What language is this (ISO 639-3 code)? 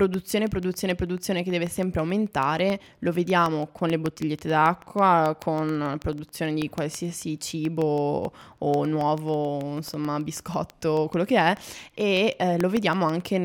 ita